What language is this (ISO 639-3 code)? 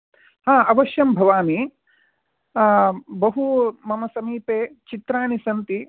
san